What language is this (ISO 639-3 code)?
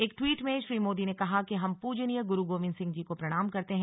hin